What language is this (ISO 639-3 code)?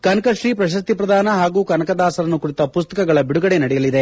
kan